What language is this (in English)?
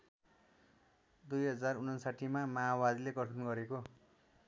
Nepali